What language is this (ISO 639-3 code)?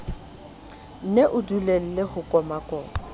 sot